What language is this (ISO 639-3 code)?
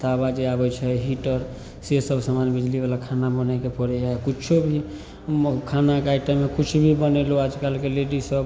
mai